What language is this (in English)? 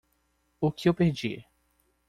Portuguese